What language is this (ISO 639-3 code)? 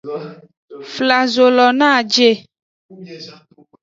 ajg